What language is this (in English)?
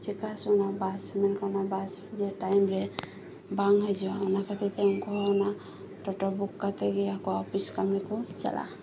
Santali